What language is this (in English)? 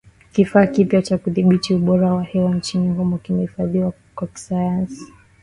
Swahili